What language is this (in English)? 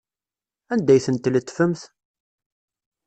Kabyle